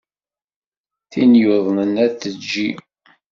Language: Kabyle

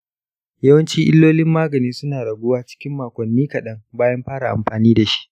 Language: Hausa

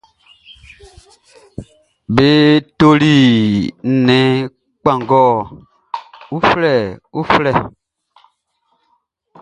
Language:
Baoulé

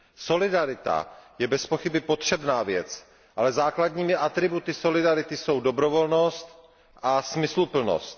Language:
Czech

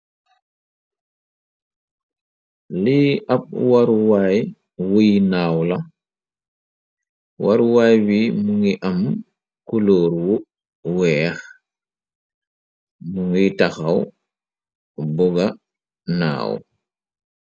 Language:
Wolof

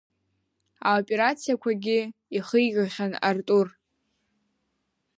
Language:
Abkhazian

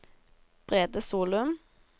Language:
Norwegian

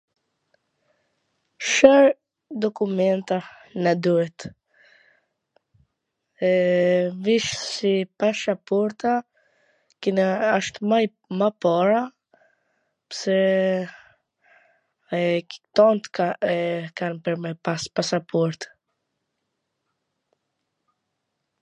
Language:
Gheg Albanian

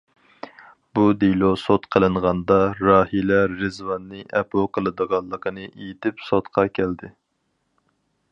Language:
Uyghur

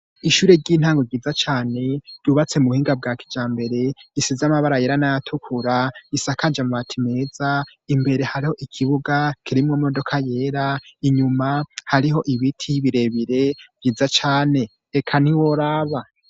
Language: Rundi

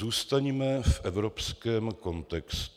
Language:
Czech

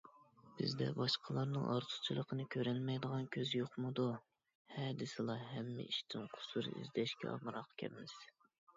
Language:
Uyghur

